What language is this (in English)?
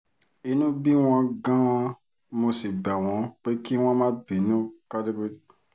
Yoruba